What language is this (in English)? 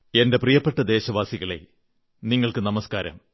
Malayalam